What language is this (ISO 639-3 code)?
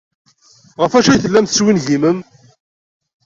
kab